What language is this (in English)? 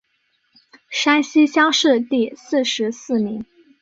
Chinese